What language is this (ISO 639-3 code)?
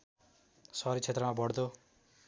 nep